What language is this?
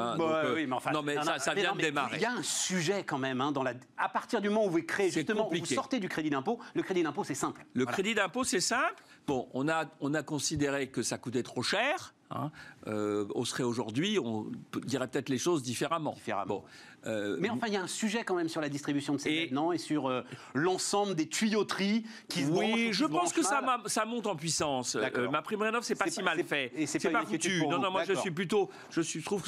French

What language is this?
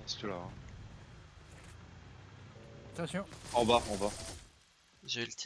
French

